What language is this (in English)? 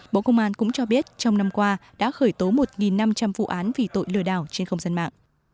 Vietnamese